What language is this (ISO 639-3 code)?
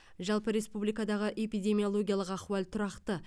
kaz